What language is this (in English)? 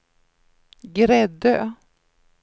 Swedish